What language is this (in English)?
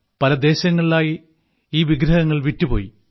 Malayalam